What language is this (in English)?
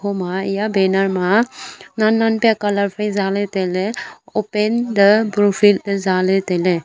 Wancho Naga